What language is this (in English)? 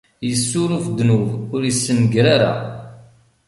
Kabyle